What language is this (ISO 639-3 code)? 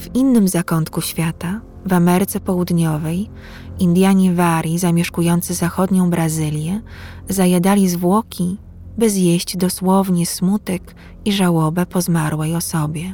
pol